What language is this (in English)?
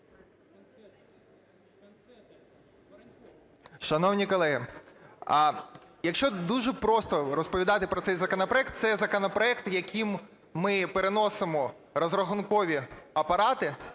Ukrainian